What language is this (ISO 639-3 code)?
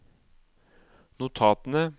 nor